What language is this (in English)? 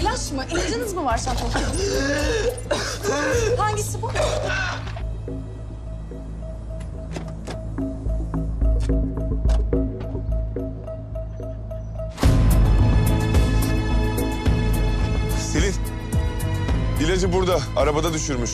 Turkish